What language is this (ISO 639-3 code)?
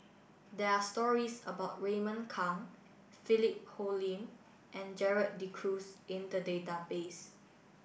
eng